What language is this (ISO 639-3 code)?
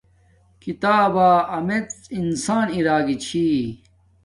dmk